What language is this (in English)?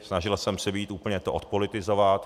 Czech